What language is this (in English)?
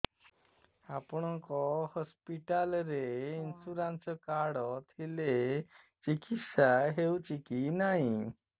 Odia